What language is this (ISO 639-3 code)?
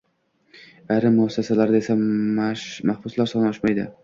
uzb